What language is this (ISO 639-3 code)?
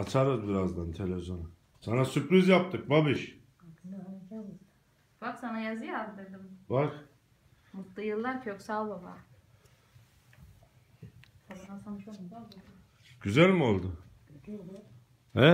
tur